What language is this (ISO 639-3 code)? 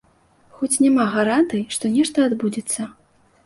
bel